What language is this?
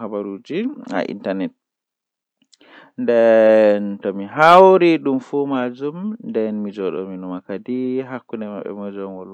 Western Niger Fulfulde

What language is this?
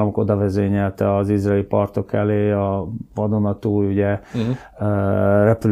Hungarian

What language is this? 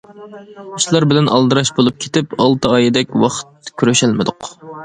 Uyghur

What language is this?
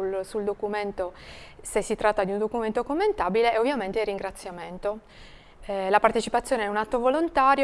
Italian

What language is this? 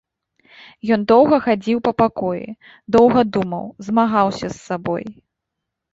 Belarusian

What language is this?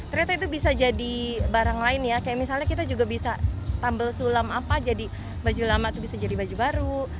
Indonesian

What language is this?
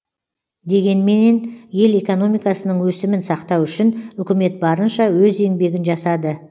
Kazakh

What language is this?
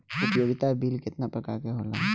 Bhojpuri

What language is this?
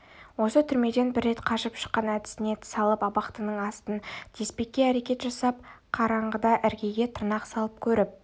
Kazakh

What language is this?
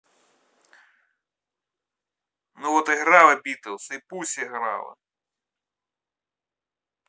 Russian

